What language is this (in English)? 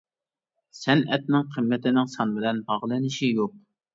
Uyghur